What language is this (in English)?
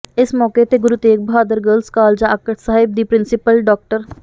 Punjabi